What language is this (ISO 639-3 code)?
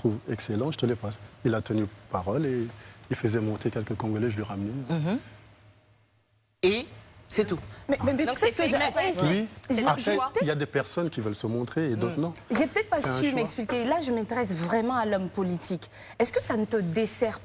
fra